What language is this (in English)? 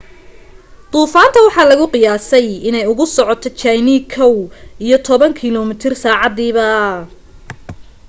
Somali